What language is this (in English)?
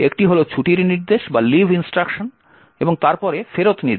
Bangla